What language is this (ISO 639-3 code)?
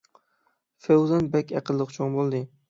uig